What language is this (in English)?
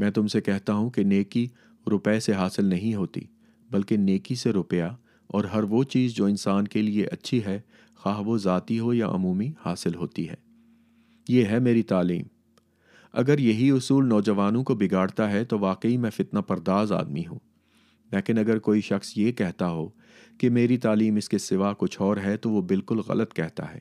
Urdu